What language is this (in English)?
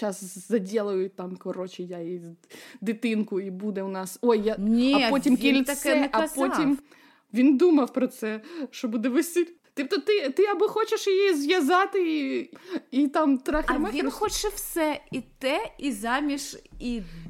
Ukrainian